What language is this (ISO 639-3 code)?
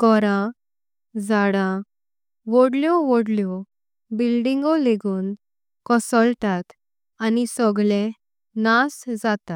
kok